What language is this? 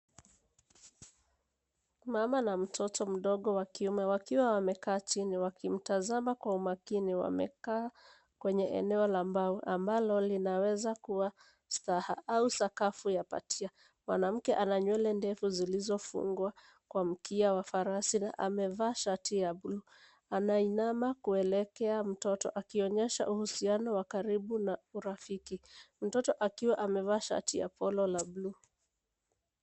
Swahili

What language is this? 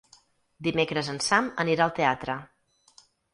Catalan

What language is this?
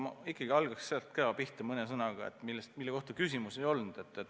Estonian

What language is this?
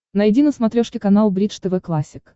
Russian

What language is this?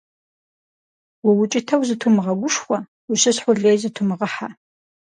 Kabardian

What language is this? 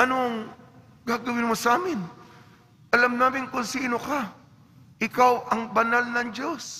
Filipino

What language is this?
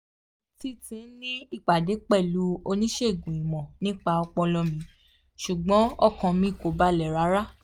Yoruba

